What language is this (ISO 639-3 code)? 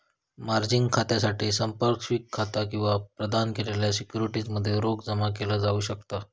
mar